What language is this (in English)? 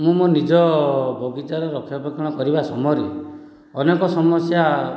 Odia